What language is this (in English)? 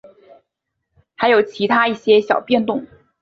Chinese